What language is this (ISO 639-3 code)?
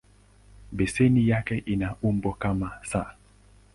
swa